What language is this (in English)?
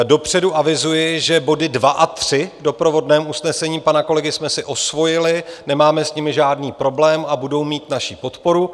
Czech